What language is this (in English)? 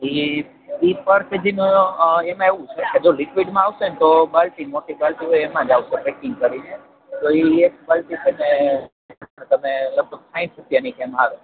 Gujarati